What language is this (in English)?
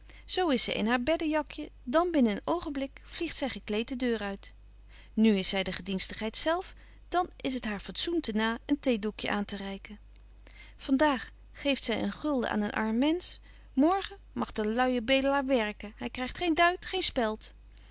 Dutch